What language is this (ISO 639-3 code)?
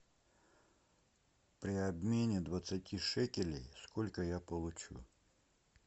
rus